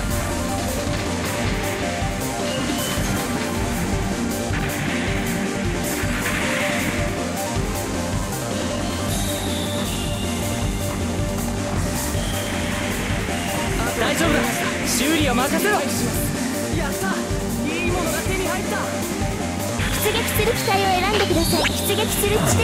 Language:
Japanese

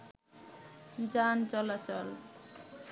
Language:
Bangla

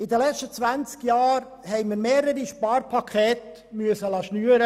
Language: Swiss German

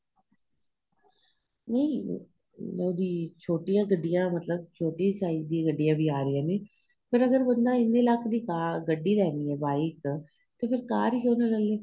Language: Punjabi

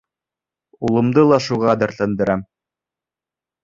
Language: Bashkir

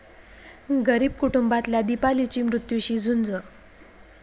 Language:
Marathi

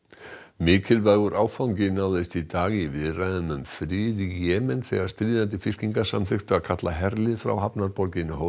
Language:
Icelandic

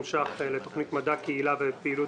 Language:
Hebrew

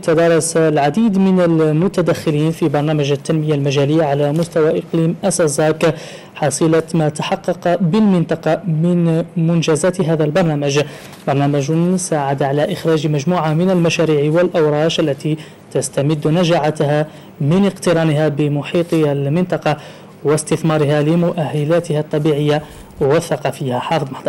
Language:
Arabic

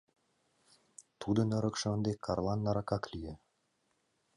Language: Mari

